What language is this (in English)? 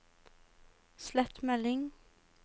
Norwegian